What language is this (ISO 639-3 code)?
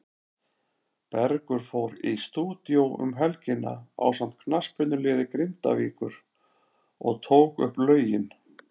isl